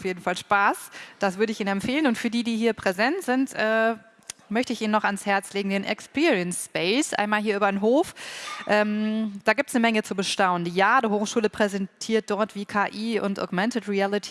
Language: German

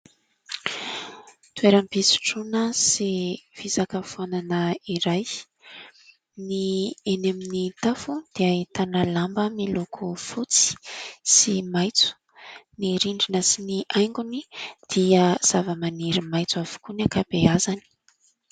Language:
Malagasy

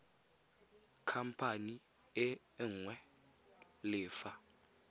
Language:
Tswana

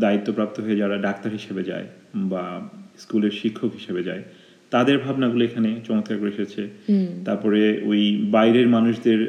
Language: Bangla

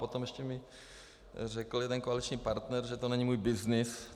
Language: Czech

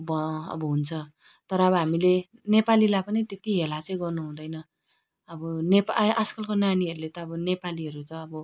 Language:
Nepali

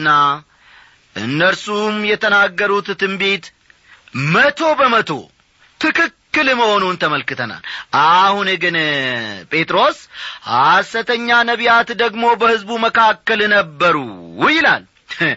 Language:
Amharic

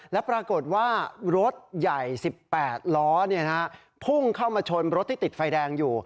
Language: Thai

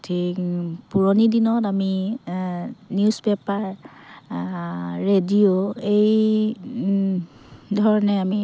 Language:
Assamese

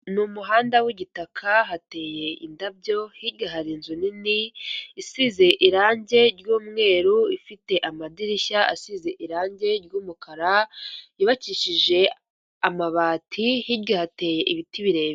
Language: Kinyarwanda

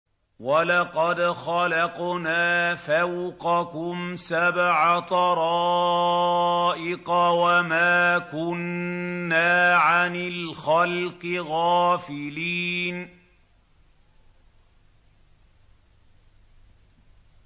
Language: Arabic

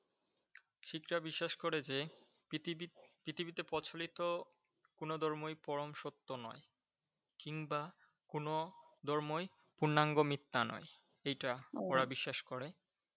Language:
Bangla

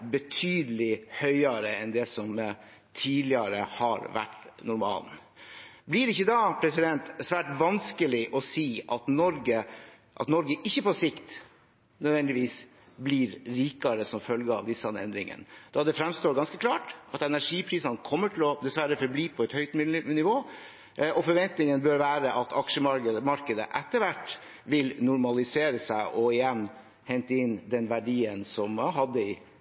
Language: Norwegian Bokmål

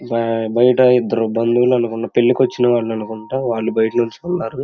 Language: Telugu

